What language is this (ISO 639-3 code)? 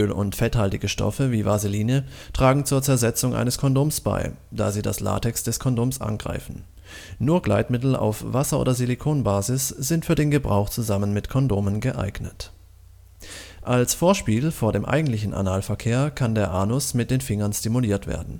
deu